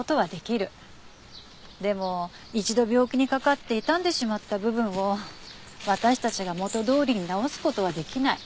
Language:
Japanese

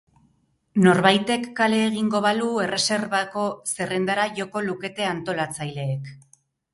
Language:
Basque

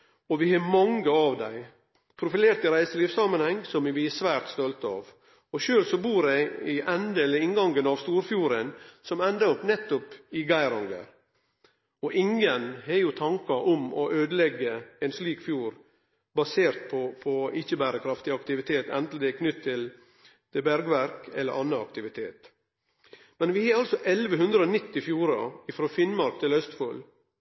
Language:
Norwegian Nynorsk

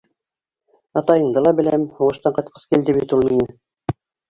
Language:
Bashkir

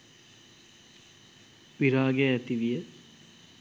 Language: Sinhala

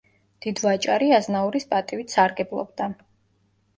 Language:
Georgian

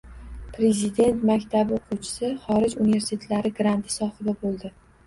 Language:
Uzbek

